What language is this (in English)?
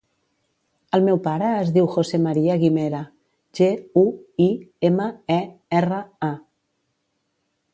Catalan